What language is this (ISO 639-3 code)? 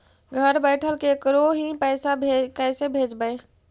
mag